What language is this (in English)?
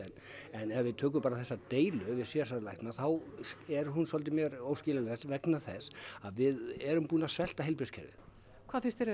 Icelandic